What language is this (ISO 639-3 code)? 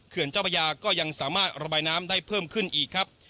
tha